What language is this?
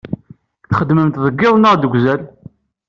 Kabyle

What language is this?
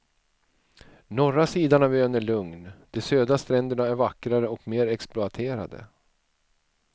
Swedish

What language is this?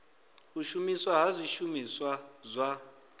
Venda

